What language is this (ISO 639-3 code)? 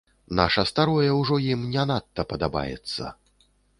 bel